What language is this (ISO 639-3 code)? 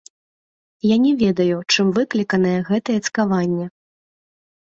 bel